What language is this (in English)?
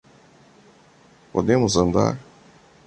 Portuguese